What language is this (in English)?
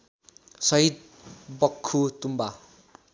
Nepali